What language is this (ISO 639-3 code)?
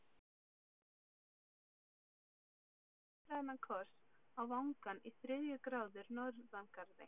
isl